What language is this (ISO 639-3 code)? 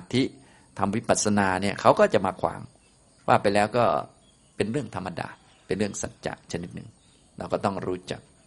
tha